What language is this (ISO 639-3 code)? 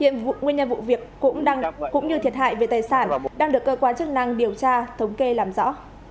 vie